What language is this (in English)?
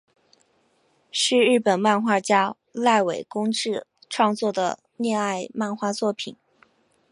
Chinese